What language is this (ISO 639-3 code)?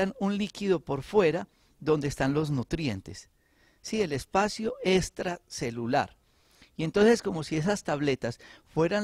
spa